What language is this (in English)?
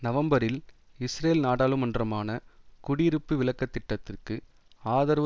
Tamil